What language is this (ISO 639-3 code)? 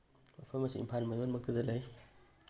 mni